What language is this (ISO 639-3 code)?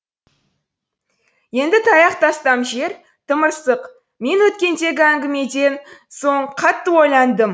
kaz